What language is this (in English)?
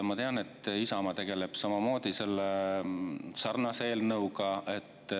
Estonian